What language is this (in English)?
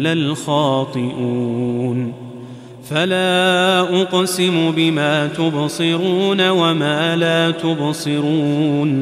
Arabic